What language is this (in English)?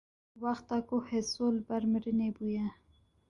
Kurdish